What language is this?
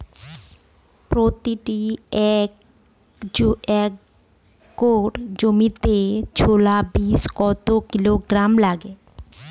Bangla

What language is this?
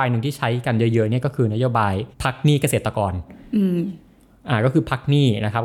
Thai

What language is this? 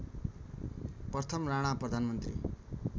Nepali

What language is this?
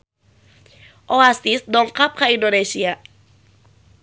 Sundanese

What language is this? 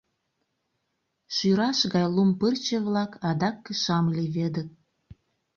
Mari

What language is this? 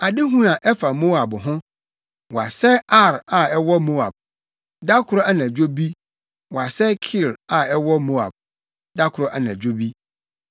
Akan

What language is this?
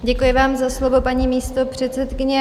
Czech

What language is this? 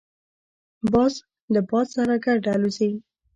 Pashto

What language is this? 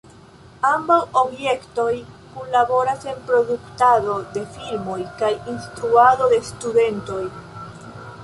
Esperanto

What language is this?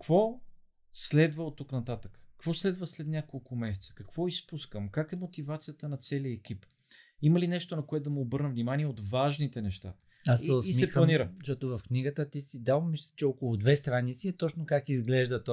Bulgarian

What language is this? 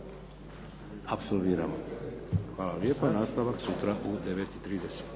Croatian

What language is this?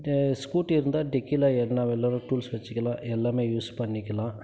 Tamil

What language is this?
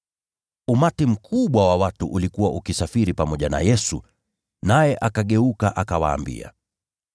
Swahili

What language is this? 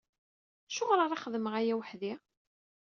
Kabyle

